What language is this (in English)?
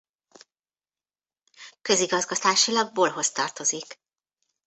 Hungarian